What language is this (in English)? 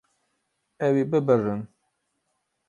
Kurdish